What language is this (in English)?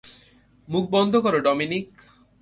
Bangla